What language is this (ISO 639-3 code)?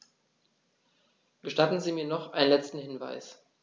deu